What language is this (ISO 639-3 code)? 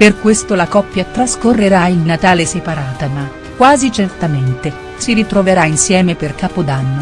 ita